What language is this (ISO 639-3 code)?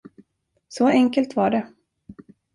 swe